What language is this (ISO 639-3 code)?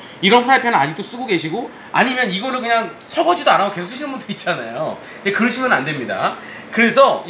kor